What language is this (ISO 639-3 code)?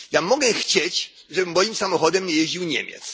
pol